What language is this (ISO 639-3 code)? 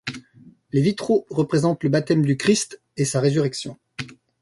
fra